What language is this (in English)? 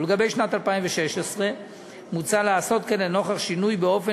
Hebrew